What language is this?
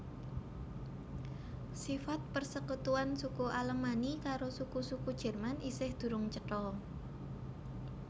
Javanese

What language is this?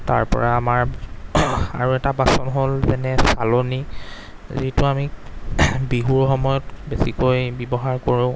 Assamese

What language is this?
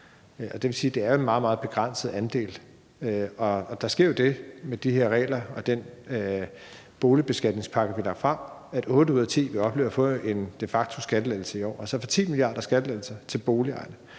Danish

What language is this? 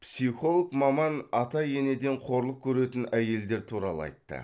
Kazakh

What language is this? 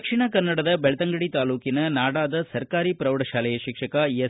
Kannada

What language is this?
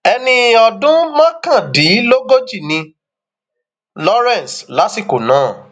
Yoruba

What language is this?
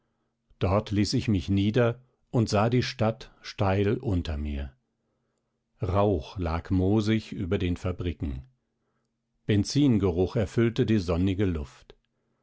German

